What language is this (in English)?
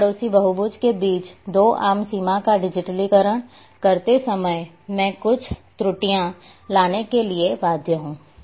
Hindi